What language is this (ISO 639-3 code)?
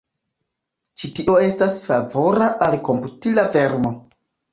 epo